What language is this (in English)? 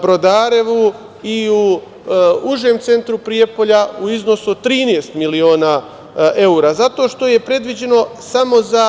Serbian